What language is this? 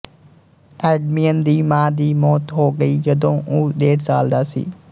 Punjabi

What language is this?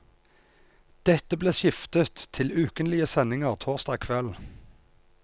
Norwegian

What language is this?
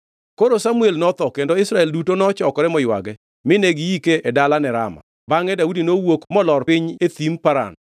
Luo (Kenya and Tanzania)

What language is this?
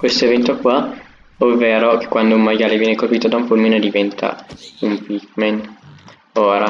Italian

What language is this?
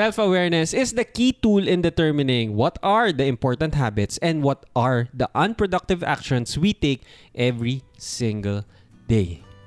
Filipino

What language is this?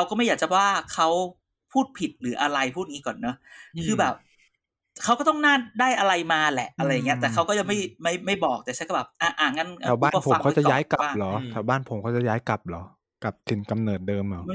Thai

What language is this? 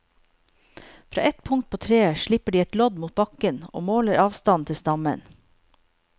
Norwegian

